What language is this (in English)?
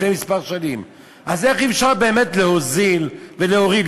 Hebrew